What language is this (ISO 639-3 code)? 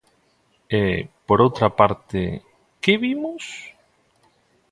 glg